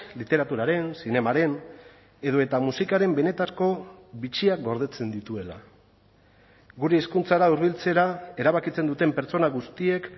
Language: Basque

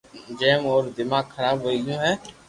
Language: Loarki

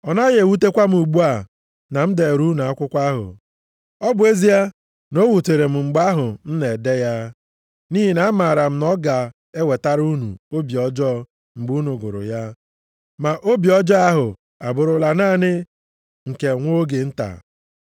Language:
Igbo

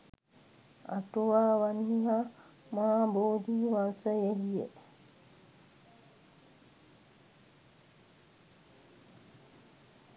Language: Sinhala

